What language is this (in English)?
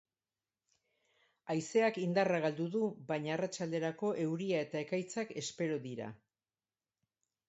Basque